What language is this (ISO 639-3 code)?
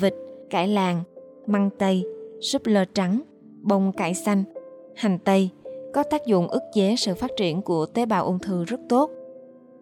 vie